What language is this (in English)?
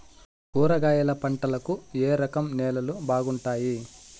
Telugu